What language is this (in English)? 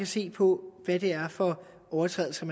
Danish